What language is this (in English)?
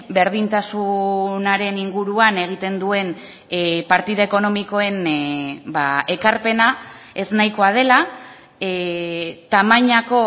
Basque